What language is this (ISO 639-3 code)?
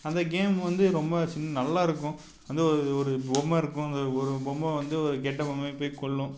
tam